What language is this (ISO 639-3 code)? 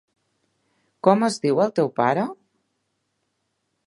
cat